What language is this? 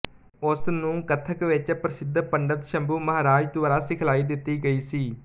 Punjabi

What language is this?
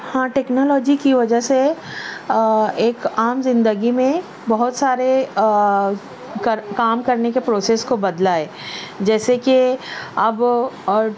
Urdu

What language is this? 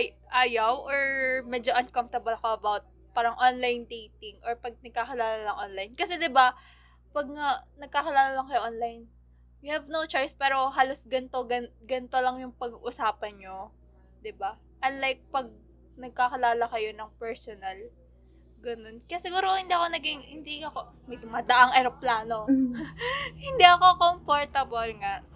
Filipino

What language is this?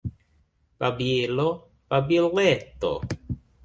Esperanto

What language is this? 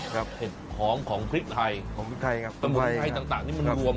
Thai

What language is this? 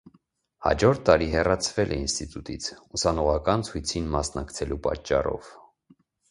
Armenian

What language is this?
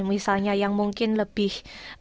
Indonesian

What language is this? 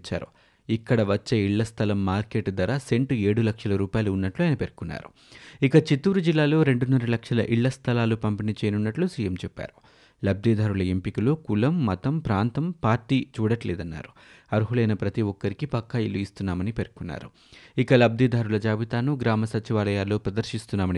Telugu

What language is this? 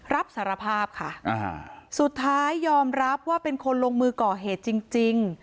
Thai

